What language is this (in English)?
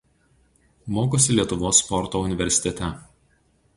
Lithuanian